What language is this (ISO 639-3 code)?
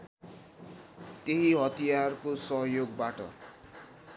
nep